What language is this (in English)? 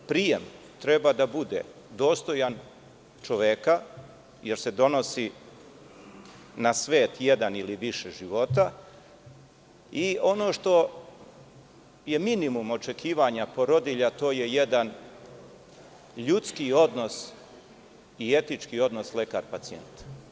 Serbian